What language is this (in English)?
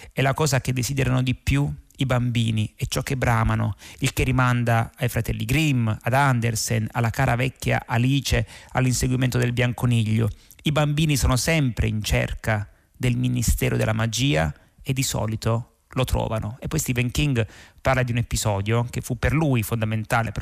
Italian